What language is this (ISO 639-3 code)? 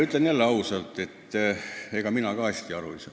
est